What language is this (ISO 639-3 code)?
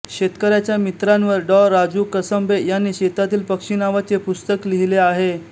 mar